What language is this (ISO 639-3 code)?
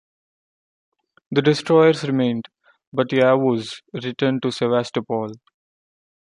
eng